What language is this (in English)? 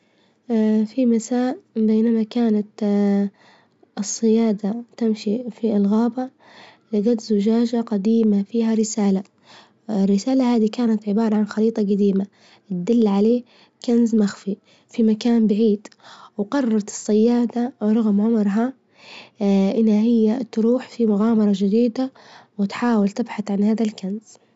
Libyan Arabic